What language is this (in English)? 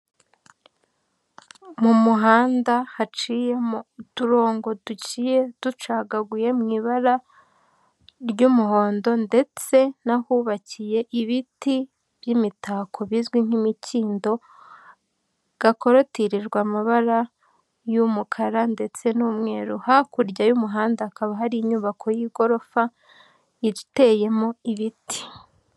Kinyarwanda